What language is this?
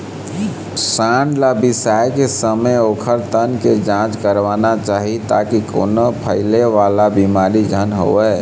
Chhattisgarhi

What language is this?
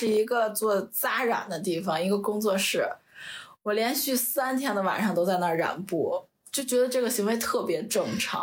Chinese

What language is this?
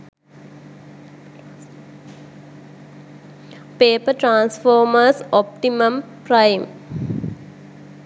Sinhala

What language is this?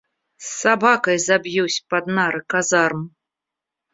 Russian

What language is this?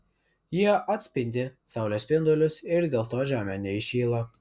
Lithuanian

